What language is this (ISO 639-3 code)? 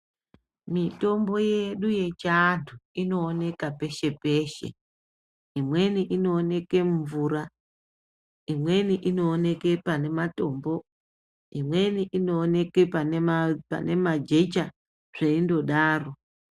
ndc